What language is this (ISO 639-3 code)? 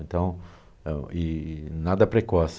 por